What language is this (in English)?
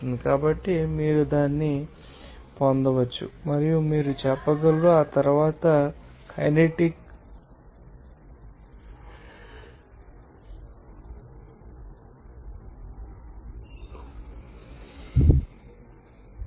Telugu